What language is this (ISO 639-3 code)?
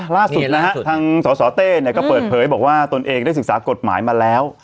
tha